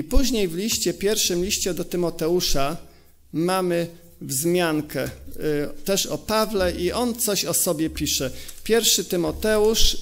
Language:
Polish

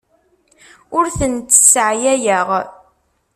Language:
Kabyle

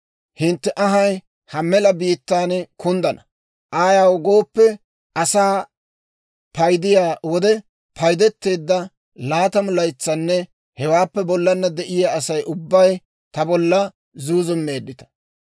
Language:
Dawro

